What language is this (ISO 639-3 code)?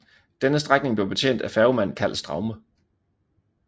dan